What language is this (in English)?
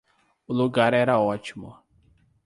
Portuguese